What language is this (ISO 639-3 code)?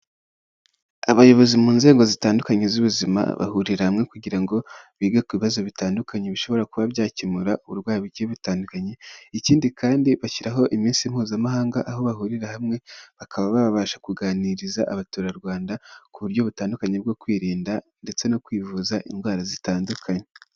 kin